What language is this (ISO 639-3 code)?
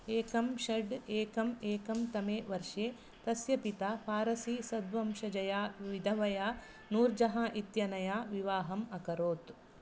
san